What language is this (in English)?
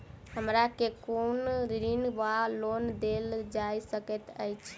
Maithili